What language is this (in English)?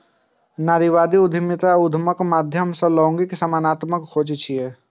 Maithili